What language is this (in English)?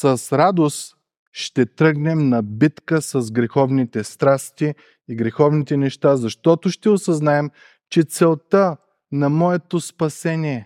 Bulgarian